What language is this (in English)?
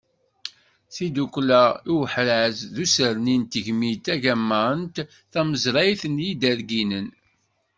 Kabyle